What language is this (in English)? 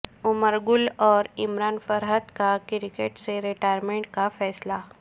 Urdu